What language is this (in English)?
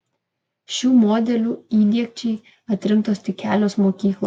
Lithuanian